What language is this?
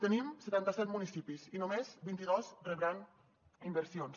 Catalan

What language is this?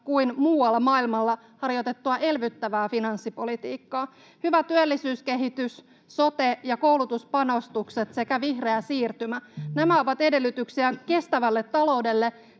Finnish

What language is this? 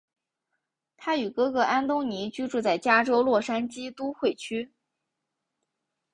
Chinese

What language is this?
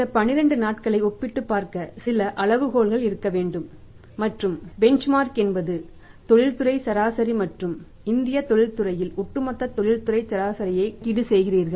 Tamil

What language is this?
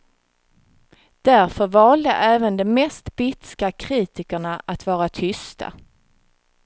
Swedish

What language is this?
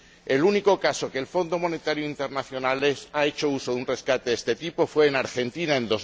Spanish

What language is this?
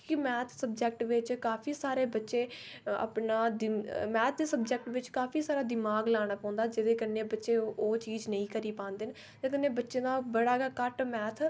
Dogri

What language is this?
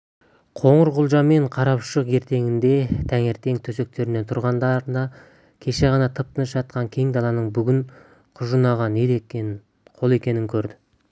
Kazakh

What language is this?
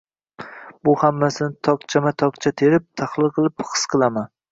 Uzbek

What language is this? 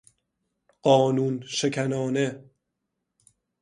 Persian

